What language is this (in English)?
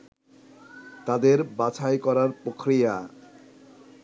Bangla